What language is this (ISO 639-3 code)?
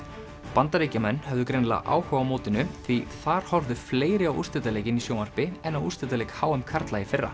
isl